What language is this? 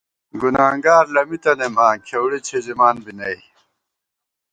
Gawar-Bati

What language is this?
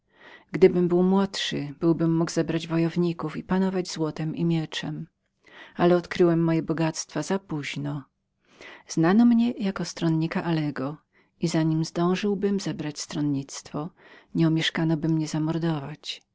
Polish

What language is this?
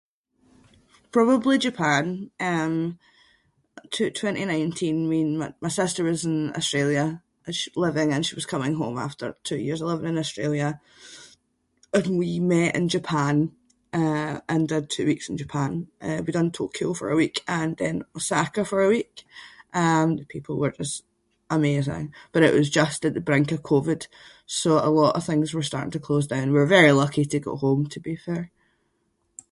Scots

